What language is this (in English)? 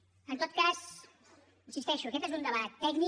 Catalan